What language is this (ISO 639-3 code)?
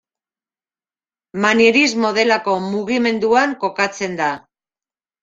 eus